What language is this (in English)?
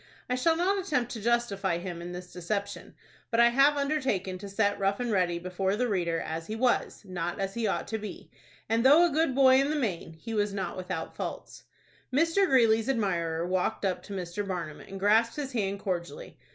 English